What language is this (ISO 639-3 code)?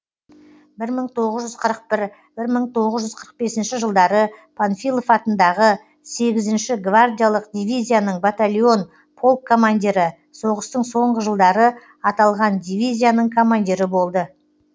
kaz